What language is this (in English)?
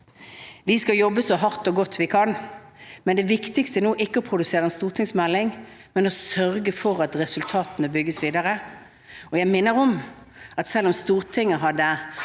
Norwegian